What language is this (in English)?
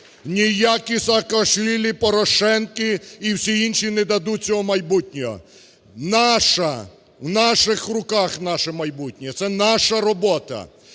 Ukrainian